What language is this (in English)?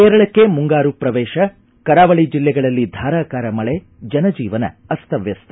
Kannada